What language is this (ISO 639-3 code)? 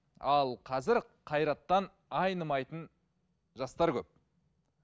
kaz